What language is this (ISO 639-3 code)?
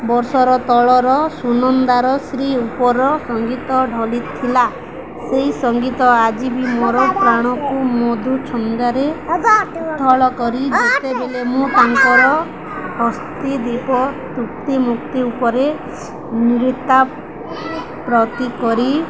ori